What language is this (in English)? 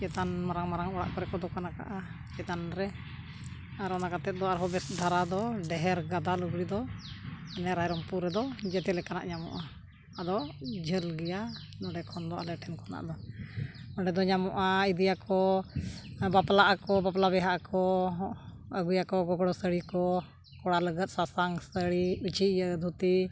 Santali